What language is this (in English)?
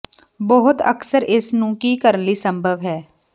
Punjabi